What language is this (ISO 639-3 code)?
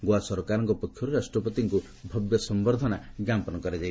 ori